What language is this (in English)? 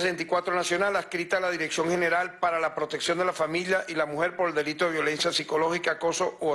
Spanish